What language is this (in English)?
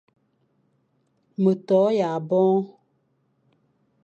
Fang